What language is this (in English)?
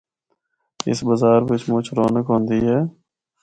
Northern Hindko